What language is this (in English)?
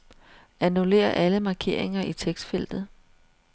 Danish